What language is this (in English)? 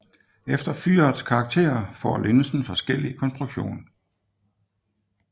Danish